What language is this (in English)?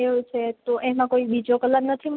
Gujarati